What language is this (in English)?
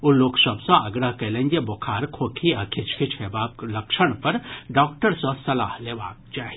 Maithili